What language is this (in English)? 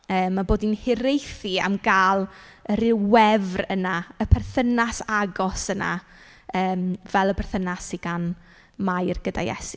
Welsh